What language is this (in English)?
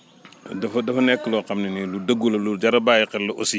Wolof